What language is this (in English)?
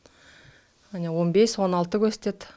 Kazakh